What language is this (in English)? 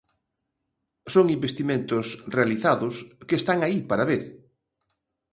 Galician